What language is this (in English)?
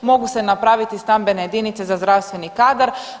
Croatian